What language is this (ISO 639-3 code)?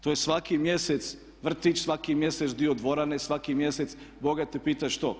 hrv